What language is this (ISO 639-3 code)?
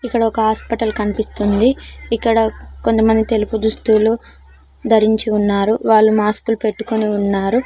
tel